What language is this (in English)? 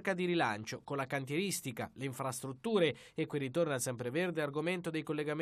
Italian